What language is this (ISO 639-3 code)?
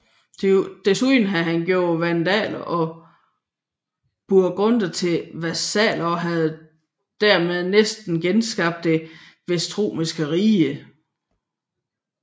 dan